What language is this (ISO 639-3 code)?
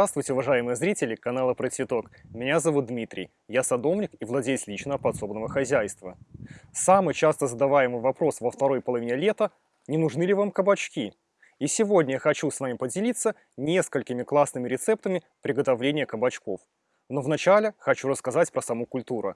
rus